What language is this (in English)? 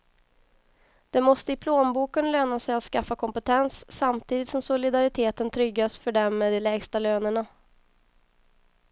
Swedish